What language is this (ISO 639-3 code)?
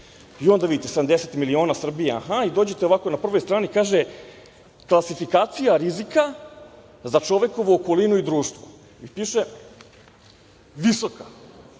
srp